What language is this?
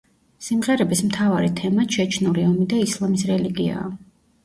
Georgian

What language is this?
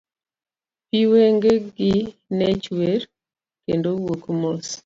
Luo (Kenya and Tanzania)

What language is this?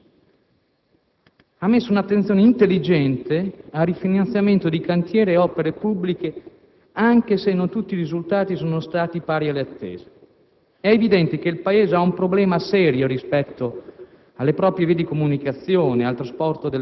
Italian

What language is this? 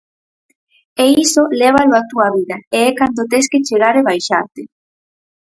Galician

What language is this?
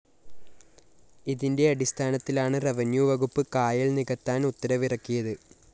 Malayalam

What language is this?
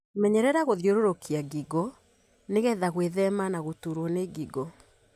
Kikuyu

